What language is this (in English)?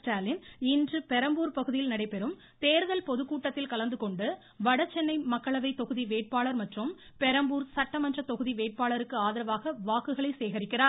Tamil